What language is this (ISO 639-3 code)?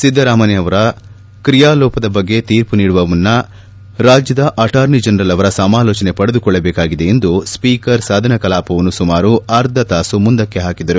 kan